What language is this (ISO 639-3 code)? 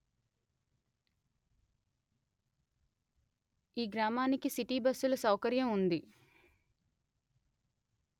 tel